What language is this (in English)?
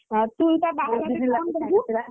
Odia